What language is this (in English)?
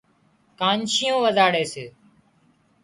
Wadiyara Koli